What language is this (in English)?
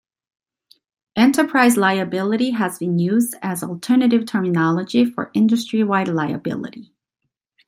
English